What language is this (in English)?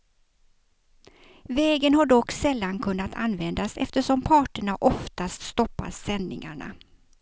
Swedish